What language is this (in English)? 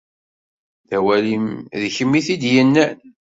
Kabyle